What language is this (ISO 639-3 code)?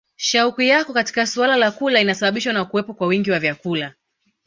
swa